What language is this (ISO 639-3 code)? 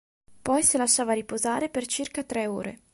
ita